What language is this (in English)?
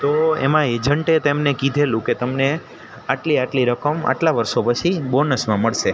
Gujarati